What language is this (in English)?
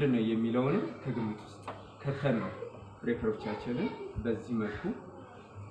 Turkish